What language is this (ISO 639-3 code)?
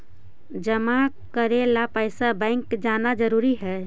mag